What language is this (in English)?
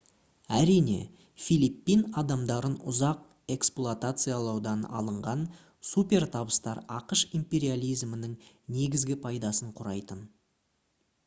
Kazakh